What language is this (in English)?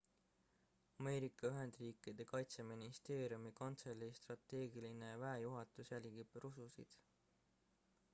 Estonian